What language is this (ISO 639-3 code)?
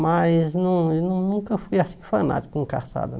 por